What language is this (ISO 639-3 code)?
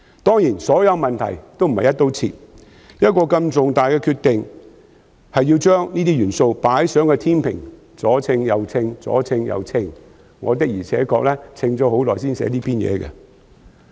yue